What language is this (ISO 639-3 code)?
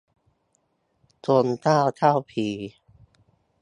tha